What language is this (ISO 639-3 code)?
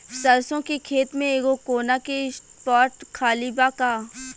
bho